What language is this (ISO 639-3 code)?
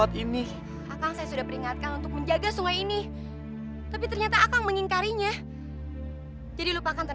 ind